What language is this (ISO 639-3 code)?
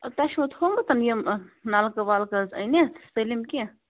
kas